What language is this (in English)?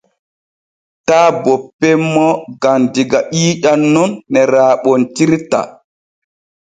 Borgu Fulfulde